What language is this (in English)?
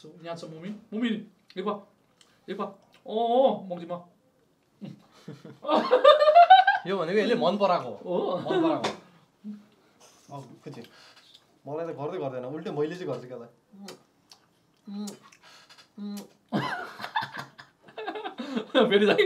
Korean